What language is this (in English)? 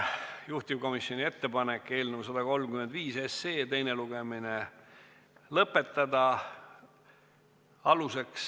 Estonian